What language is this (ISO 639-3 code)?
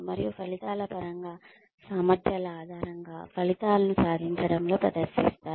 tel